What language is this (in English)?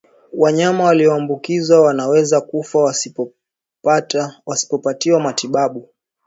Swahili